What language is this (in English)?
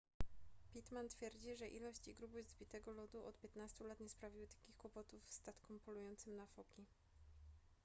Polish